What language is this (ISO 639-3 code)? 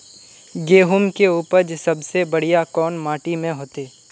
mag